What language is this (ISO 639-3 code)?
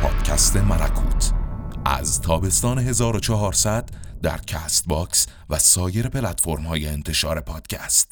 fas